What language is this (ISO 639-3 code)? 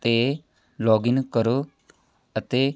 pan